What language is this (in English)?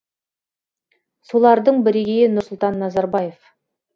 Kazakh